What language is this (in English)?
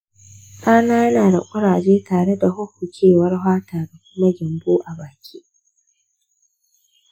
Hausa